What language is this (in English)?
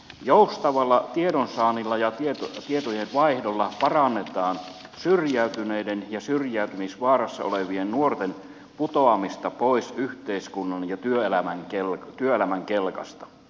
Finnish